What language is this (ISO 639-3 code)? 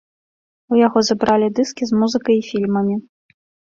bel